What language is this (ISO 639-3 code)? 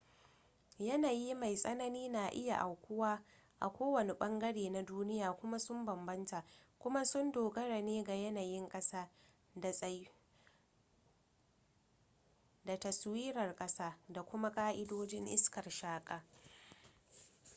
hau